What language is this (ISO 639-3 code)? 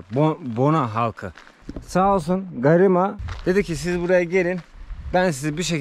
tur